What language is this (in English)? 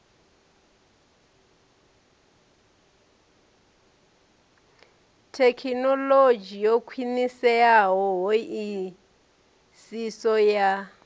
Venda